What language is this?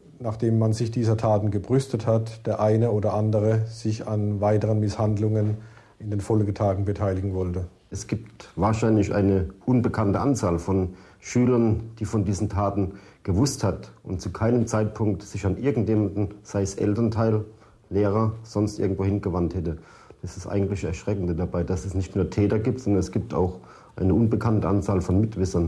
German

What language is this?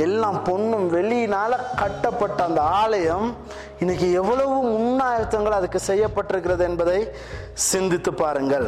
Tamil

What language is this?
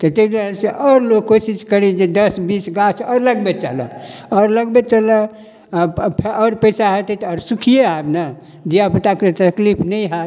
Maithili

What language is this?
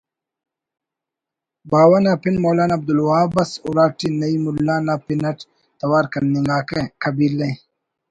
Brahui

